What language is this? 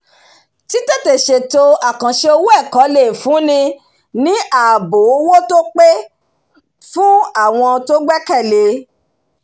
Yoruba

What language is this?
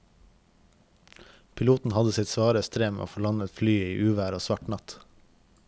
Norwegian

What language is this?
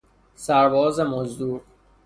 Persian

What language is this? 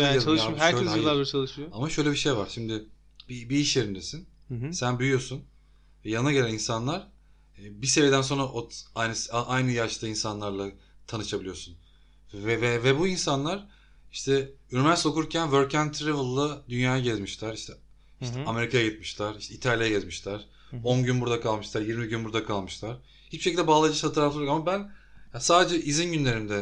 Turkish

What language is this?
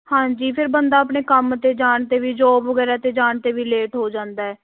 Punjabi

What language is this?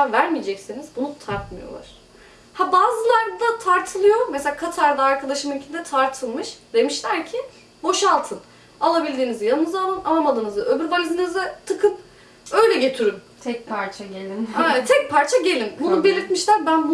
Turkish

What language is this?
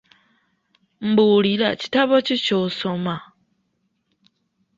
Ganda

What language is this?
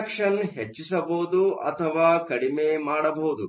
Kannada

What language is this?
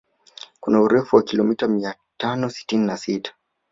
Swahili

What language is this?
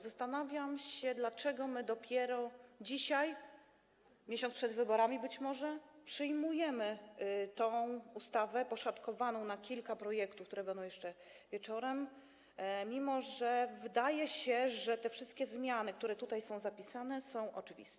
Polish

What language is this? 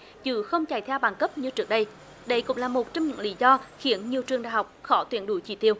Vietnamese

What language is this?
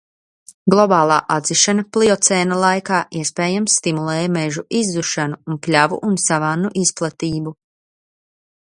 Latvian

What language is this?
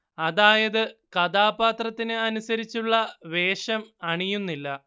Malayalam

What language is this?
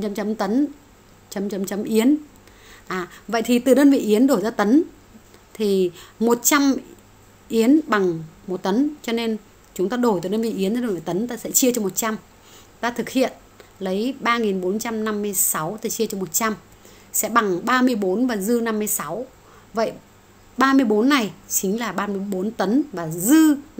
Vietnamese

